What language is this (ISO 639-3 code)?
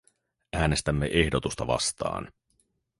fin